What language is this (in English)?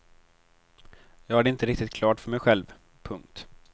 Swedish